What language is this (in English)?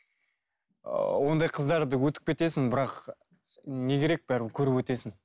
Kazakh